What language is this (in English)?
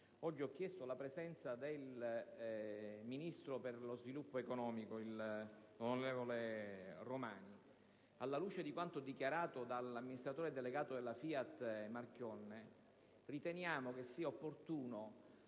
Italian